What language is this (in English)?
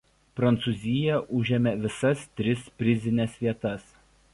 Lithuanian